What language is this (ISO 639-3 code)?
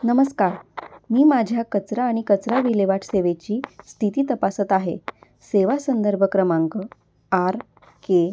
mar